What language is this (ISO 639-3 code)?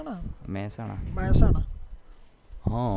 guj